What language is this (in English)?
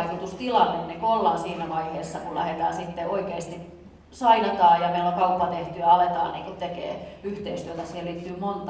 Finnish